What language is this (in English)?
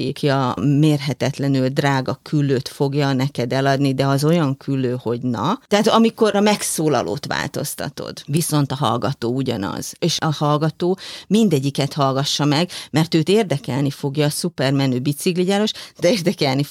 Hungarian